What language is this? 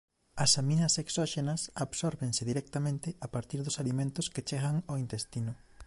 Galician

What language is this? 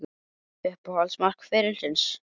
Icelandic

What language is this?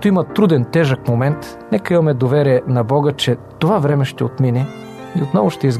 Bulgarian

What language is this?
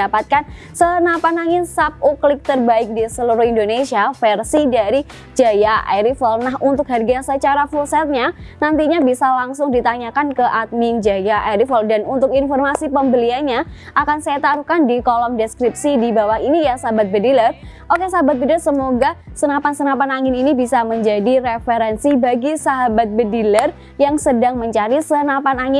Indonesian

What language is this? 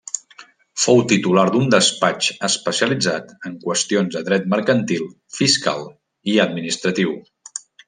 Catalan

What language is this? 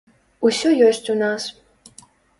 Belarusian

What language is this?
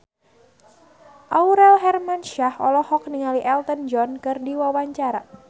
Sundanese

